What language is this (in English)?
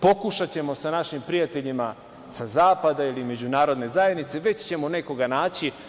Serbian